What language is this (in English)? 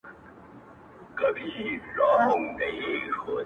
Pashto